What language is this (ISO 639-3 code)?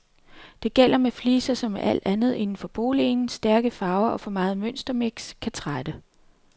dan